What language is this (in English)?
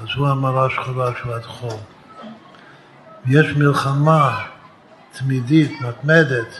Hebrew